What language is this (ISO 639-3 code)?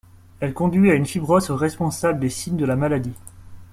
fra